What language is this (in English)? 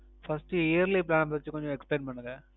Tamil